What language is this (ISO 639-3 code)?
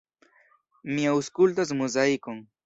epo